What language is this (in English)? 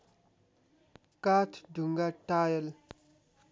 Nepali